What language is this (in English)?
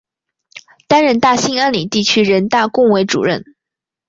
Chinese